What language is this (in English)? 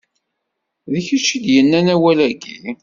Kabyle